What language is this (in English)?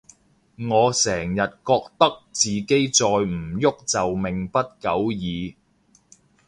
Cantonese